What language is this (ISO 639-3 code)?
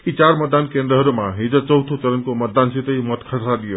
nep